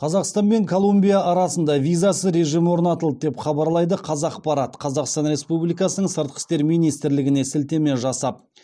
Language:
Kazakh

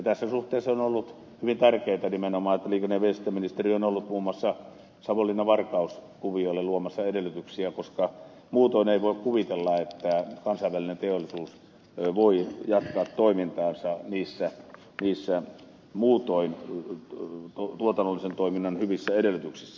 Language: Finnish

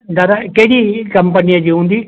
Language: Sindhi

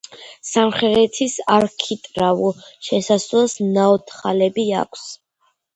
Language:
Georgian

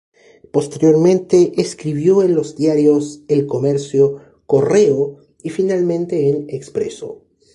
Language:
Spanish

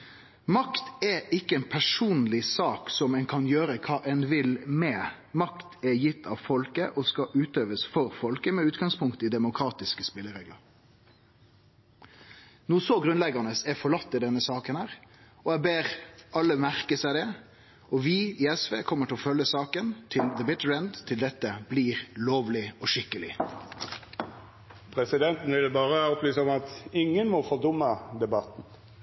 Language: Norwegian Nynorsk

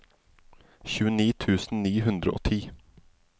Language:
Norwegian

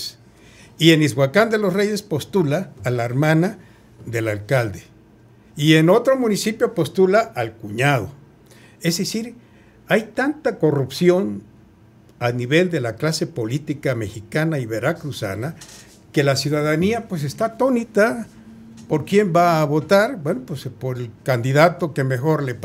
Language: Spanish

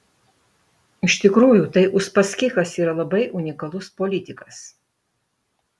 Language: Lithuanian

